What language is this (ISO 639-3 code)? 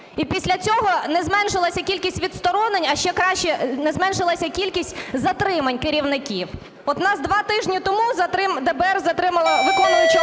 ukr